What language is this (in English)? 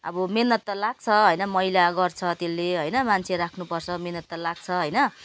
Nepali